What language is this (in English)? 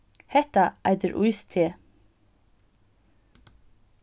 Faroese